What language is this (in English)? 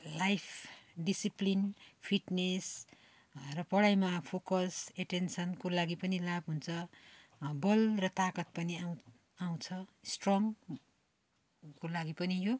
Nepali